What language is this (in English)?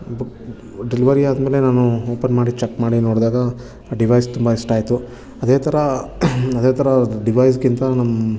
Kannada